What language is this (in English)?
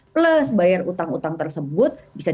Indonesian